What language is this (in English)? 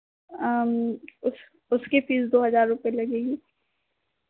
Hindi